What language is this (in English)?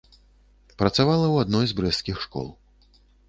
Belarusian